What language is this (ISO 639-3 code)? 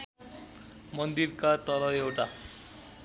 nep